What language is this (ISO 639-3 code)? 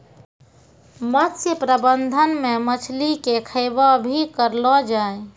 mai